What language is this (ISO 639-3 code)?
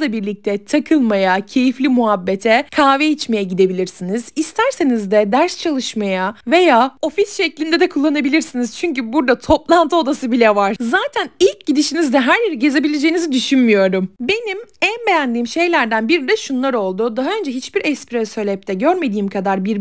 tur